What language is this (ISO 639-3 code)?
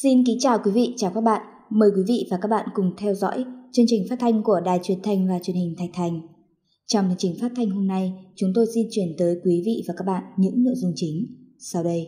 vie